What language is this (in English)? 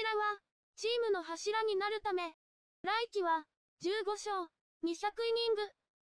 Japanese